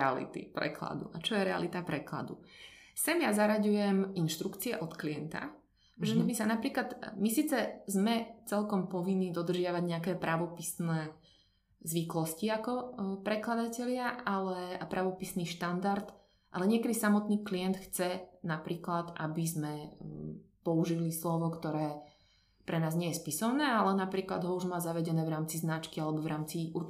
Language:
Slovak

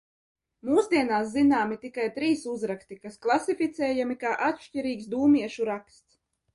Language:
Latvian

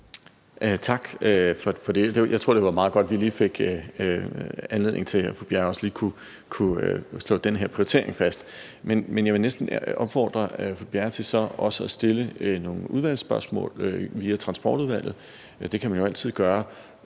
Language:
Danish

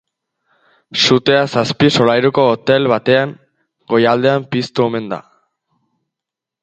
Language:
Basque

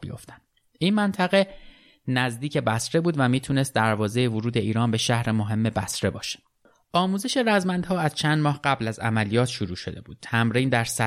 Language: Persian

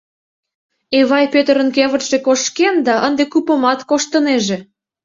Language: Mari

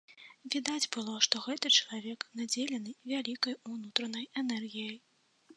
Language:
Belarusian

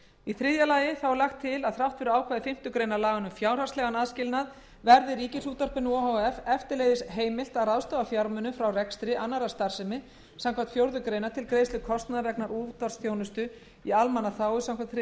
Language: Icelandic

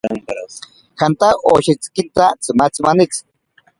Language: Ashéninka Perené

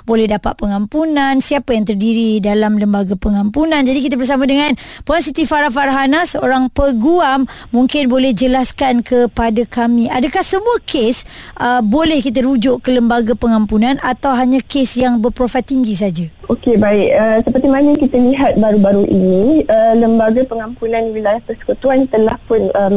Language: Malay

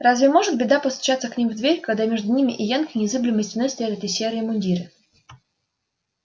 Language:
Russian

